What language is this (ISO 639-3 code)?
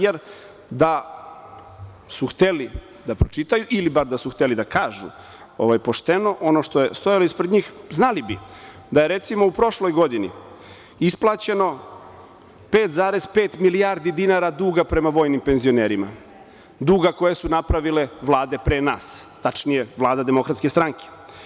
srp